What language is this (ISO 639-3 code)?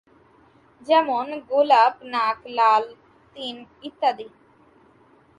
ben